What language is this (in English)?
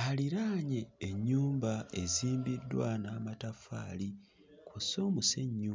Ganda